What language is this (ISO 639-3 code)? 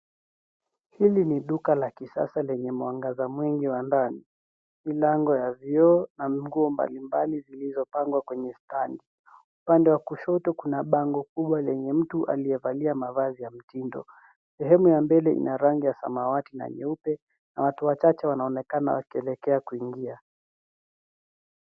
swa